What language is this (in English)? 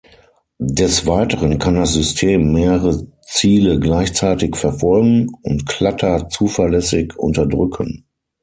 German